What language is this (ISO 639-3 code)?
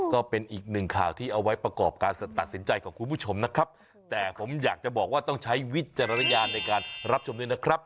tha